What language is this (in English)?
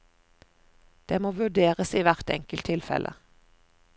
Norwegian